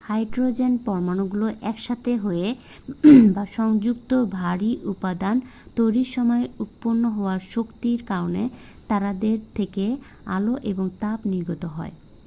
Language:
Bangla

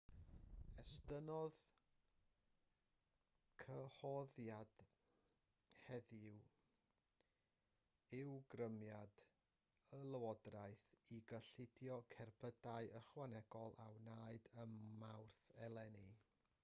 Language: Welsh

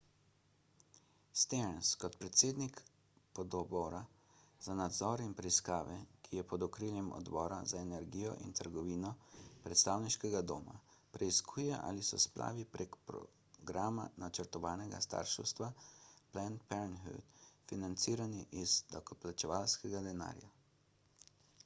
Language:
Slovenian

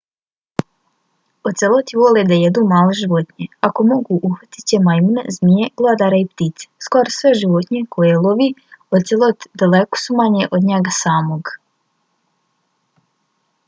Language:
Bosnian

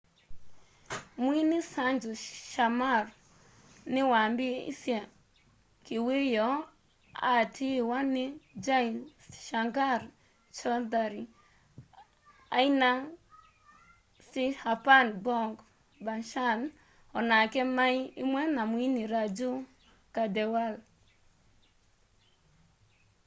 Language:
Kamba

